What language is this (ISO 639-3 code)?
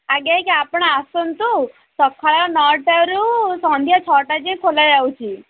ori